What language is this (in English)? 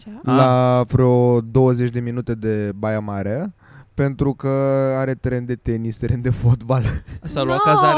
Romanian